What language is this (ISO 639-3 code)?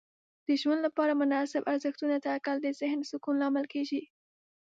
pus